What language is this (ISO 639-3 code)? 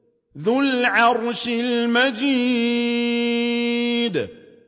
ara